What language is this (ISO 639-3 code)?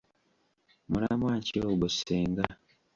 lug